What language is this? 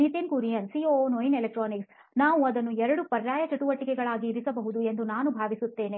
Kannada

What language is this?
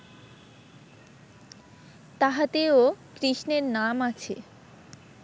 Bangla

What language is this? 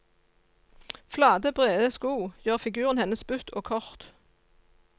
Norwegian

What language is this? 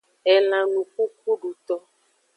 Aja (Benin)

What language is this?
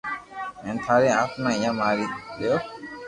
Loarki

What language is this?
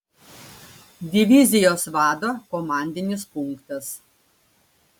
Lithuanian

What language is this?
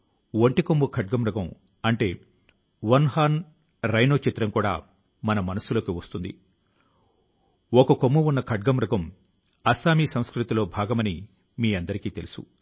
Telugu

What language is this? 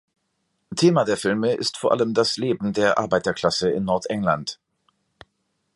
German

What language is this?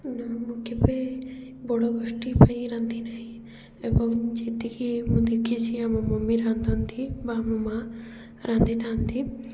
Odia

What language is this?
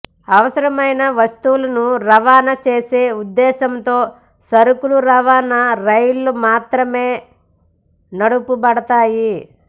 Telugu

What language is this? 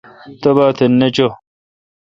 Kalkoti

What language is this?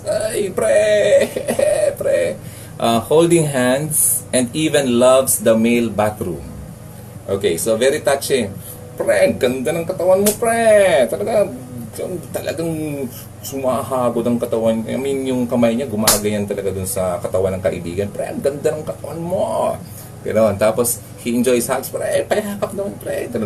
Filipino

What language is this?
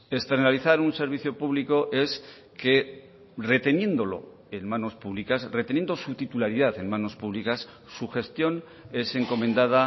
Spanish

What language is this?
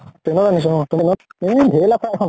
Assamese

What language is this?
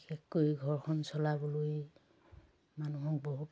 Assamese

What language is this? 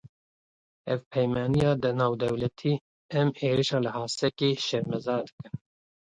Kurdish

